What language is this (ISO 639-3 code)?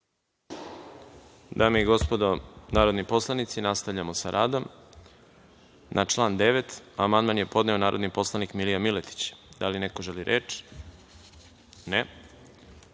srp